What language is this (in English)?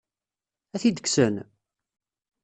Kabyle